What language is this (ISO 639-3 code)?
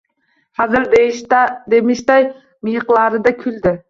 uzb